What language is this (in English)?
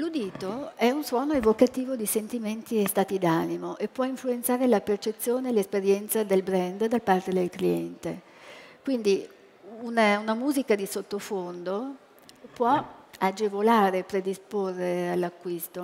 Italian